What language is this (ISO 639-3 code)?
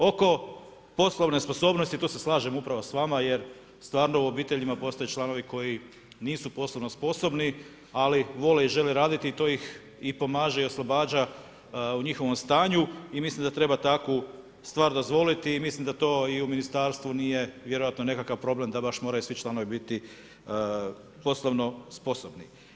hrv